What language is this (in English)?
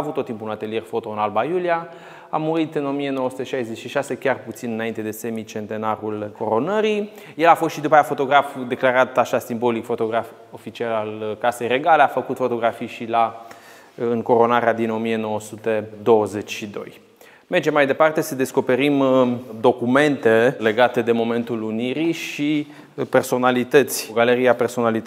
Romanian